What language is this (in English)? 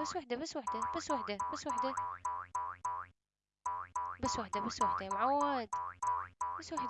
Arabic